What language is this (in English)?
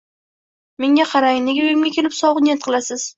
Uzbek